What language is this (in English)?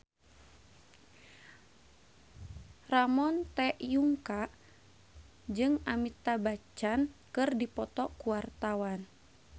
Sundanese